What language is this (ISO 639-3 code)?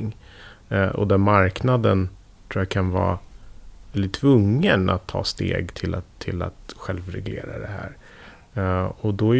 swe